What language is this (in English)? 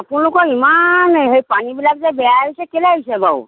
Assamese